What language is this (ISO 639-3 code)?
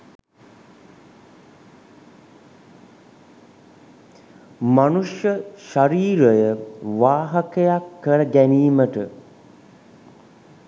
sin